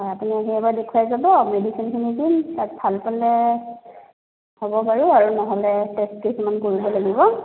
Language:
Assamese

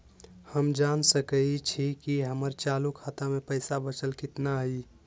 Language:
Magahi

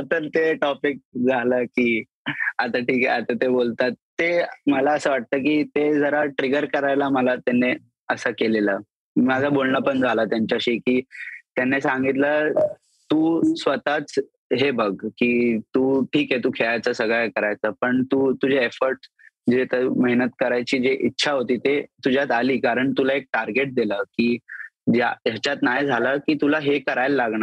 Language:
Marathi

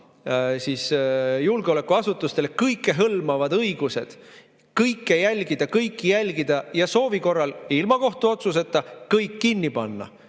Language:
Estonian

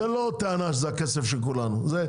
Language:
Hebrew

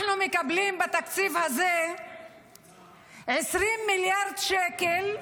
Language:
Hebrew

